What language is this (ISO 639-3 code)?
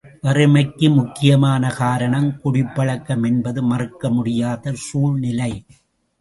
tam